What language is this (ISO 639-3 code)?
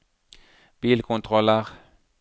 nor